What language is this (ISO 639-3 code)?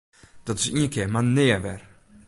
fry